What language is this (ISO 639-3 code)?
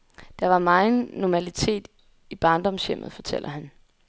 dan